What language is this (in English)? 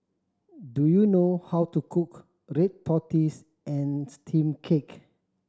English